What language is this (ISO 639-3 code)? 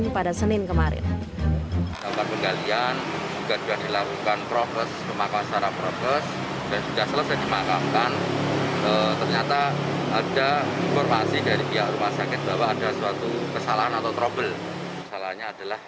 ind